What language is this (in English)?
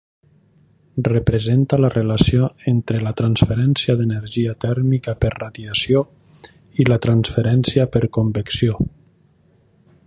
Catalan